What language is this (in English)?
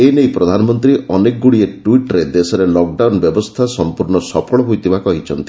Odia